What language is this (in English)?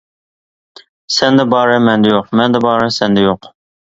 Uyghur